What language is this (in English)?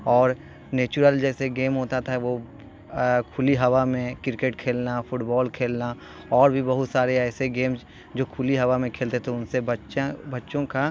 Urdu